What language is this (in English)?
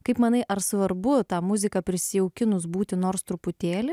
Lithuanian